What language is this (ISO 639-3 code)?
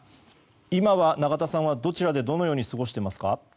jpn